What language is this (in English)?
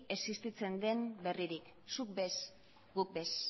Basque